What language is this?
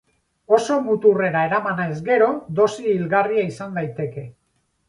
Basque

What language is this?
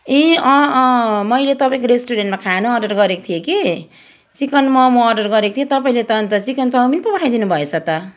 Nepali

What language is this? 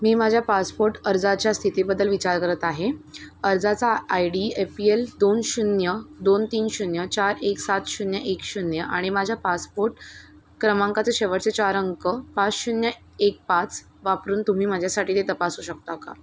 Marathi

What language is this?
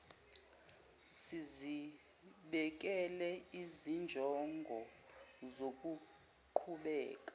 Zulu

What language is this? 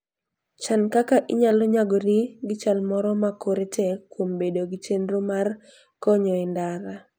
Luo (Kenya and Tanzania)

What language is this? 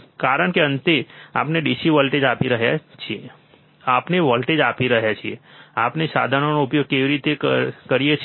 Gujarati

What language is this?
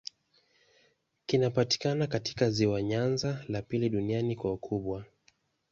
Swahili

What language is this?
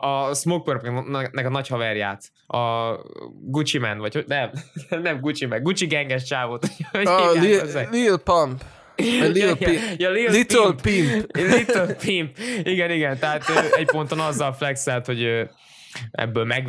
Hungarian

